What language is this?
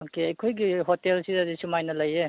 Manipuri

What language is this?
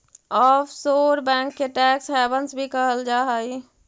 Magahi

